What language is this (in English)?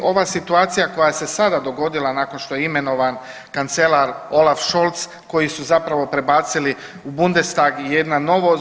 Croatian